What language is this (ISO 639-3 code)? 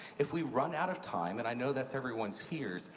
eng